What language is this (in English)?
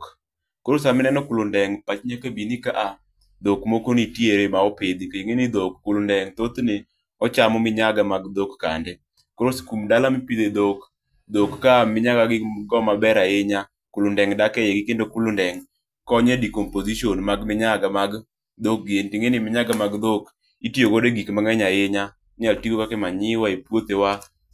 Luo (Kenya and Tanzania)